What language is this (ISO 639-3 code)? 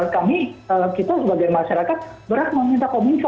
ind